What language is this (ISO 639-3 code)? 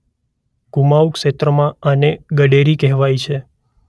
guj